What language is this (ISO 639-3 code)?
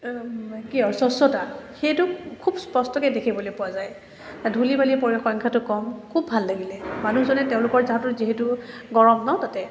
asm